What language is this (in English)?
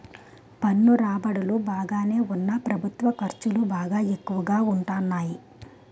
Telugu